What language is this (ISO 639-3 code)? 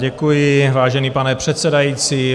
ces